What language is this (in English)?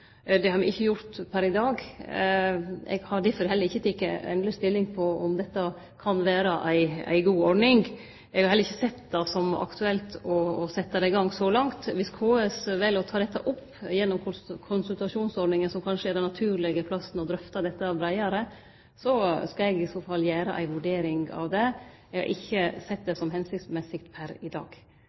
Norwegian Nynorsk